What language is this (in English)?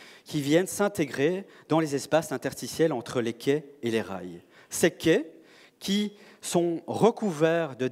French